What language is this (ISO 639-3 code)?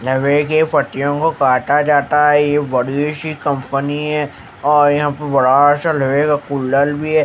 hin